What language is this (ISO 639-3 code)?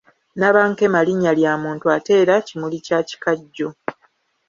lug